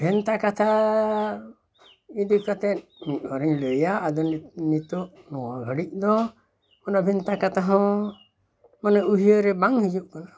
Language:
Santali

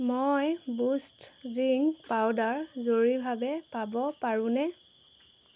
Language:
Assamese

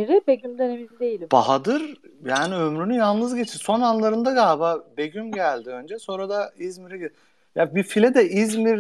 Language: Turkish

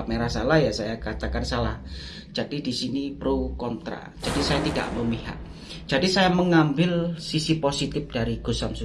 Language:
Indonesian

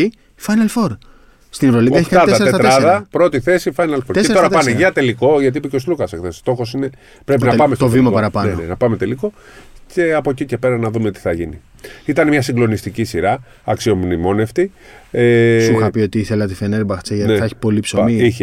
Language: Greek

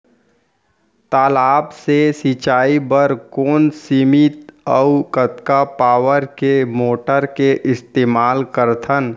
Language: Chhattisgarhi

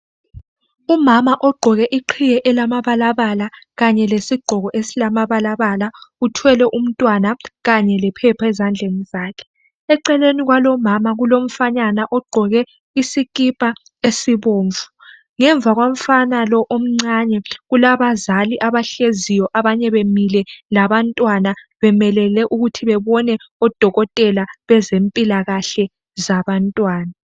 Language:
North Ndebele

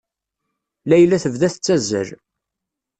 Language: Kabyle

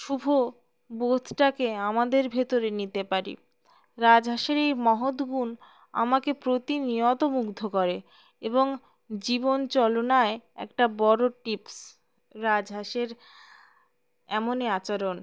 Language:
Bangla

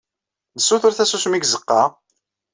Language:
Kabyle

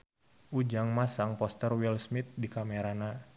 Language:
Sundanese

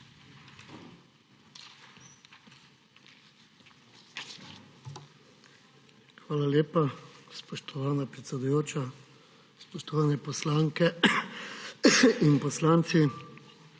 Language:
Slovenian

